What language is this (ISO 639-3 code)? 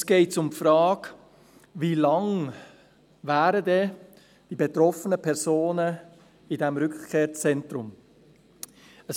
gsw